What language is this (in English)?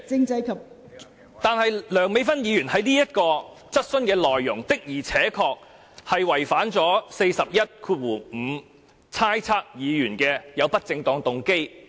Cantonese